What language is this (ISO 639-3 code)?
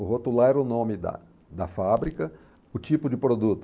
por